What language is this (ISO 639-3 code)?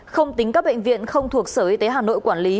vie